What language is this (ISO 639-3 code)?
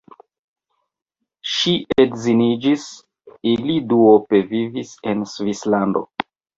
epo